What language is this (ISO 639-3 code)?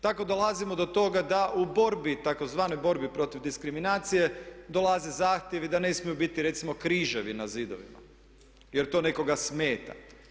hrv